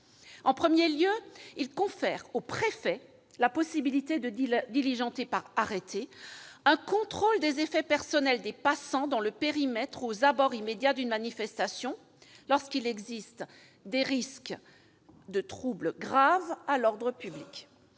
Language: French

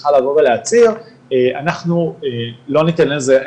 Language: Hebrew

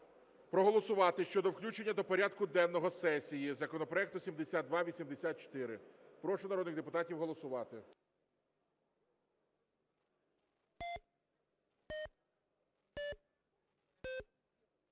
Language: Ukrainian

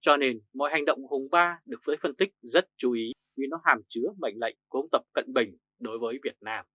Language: Vietnamese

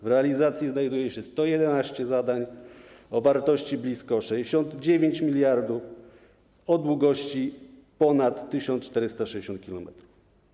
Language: Polish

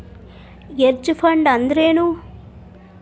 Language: Kannada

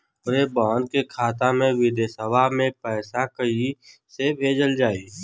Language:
Bhojpuri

